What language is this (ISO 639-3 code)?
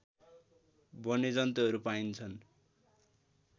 nep